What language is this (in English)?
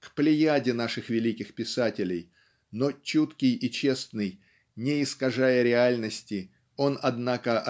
Russian